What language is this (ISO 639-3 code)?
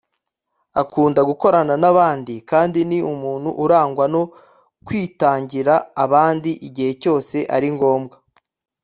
kin